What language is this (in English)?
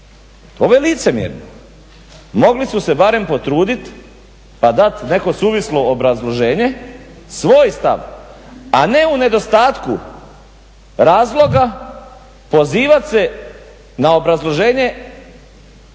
Croatian